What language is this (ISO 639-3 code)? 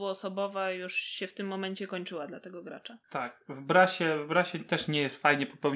pol